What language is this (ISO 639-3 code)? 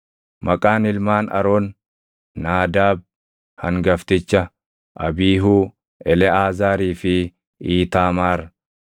orm